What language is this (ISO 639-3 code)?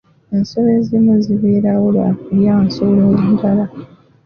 lug